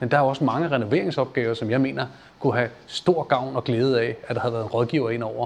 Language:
Danish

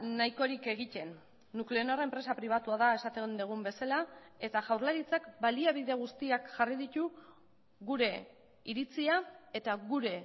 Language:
Basque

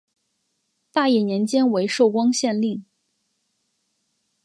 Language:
Chinese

